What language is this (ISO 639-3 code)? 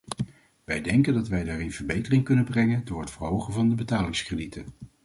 nld